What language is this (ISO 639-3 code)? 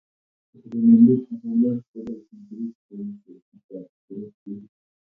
kln